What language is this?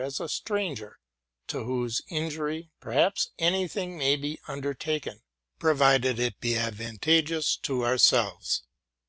English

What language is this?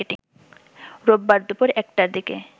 Bangla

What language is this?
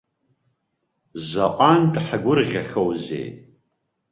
Abkhazian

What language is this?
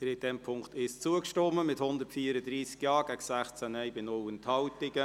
Swiss German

